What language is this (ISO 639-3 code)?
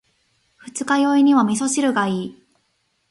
jpn